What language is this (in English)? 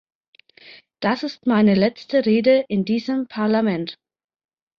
German